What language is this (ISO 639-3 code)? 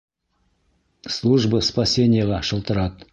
bak